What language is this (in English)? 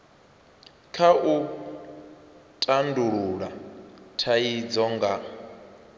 Venda